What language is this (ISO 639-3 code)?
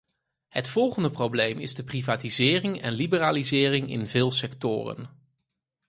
nld